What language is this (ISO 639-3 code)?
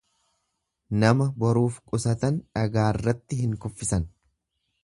orm